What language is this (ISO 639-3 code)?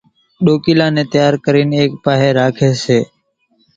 gjk